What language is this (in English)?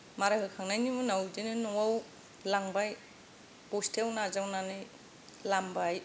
Bodo